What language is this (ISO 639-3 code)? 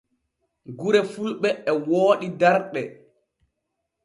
fue